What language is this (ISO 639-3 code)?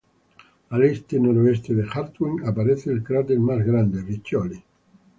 spa